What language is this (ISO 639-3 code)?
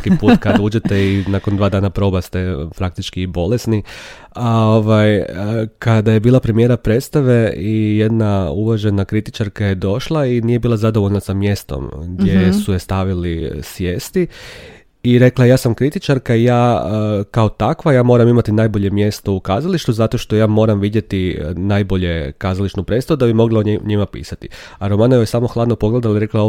hrv